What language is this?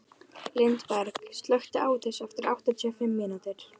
Icelandic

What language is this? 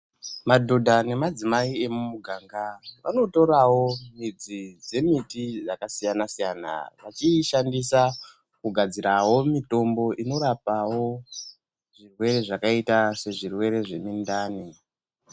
Ndau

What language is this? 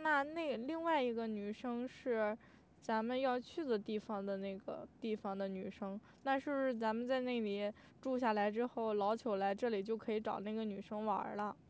Chinese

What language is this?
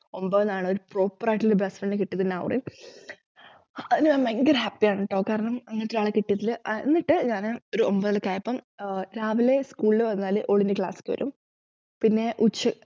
Malayalam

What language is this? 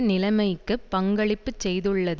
Tamil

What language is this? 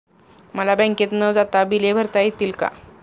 Marathi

